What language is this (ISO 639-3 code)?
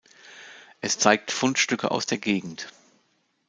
deu